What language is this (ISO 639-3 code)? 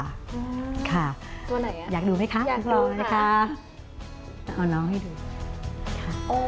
tha